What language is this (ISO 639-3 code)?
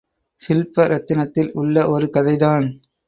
tam